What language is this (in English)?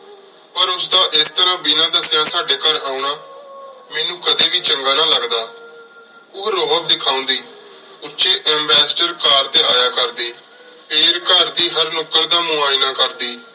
Punjabi